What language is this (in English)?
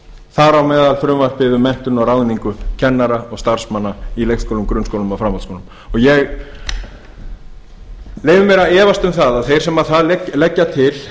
Icelandic